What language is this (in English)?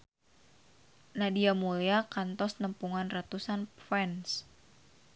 Sundanese